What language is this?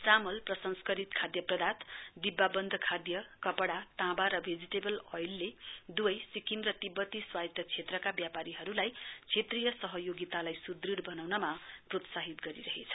Nepali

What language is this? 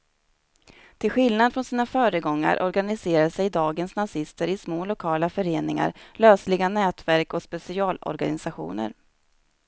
Swedish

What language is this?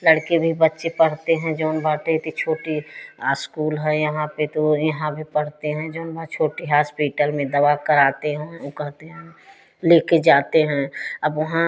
Hindi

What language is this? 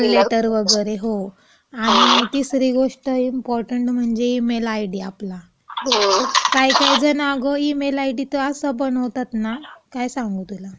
Marathi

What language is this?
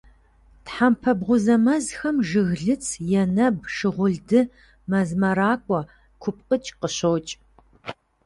Kabardian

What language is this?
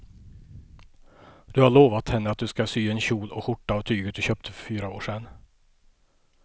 Swedish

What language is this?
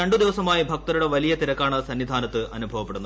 Malayalam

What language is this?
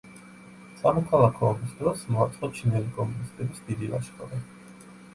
Georgian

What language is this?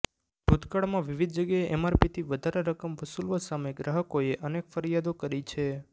Gujarati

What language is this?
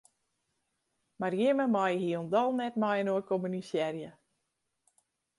Western Frisian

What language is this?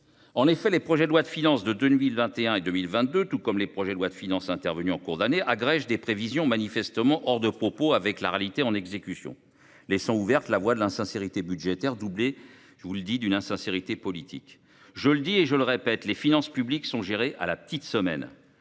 French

